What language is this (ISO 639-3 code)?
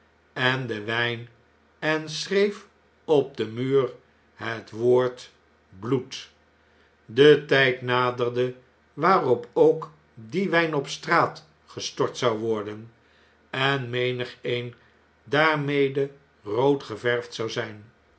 nld